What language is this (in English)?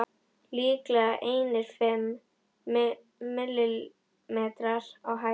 Icelandic